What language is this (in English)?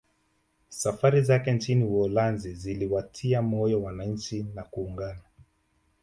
Swahili